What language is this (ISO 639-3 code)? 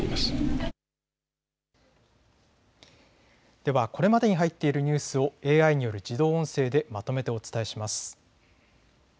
jpn